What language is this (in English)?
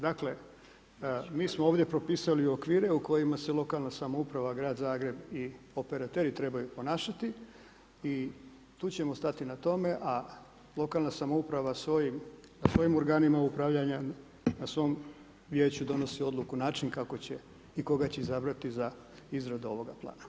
Croatian